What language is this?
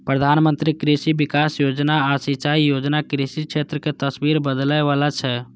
Maithili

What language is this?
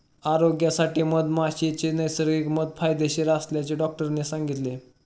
Marathi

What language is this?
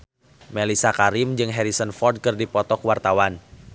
Sundanese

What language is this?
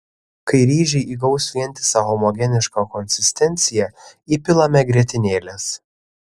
Lithuanian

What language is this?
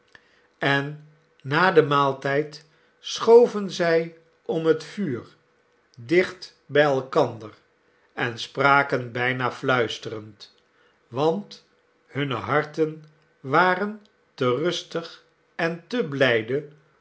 Dutch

